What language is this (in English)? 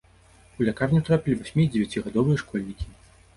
Belarusian